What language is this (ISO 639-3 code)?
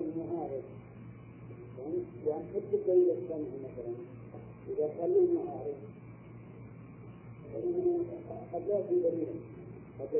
ara